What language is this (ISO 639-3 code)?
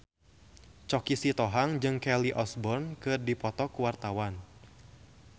sun